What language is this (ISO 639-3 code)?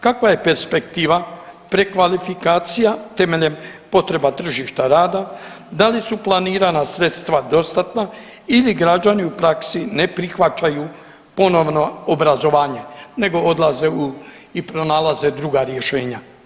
hrv